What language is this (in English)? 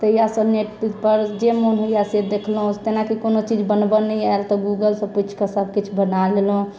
Maithili